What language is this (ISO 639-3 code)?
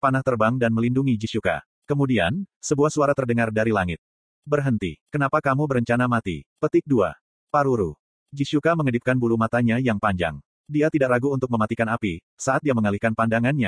ind